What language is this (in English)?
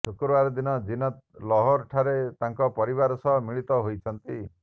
Odia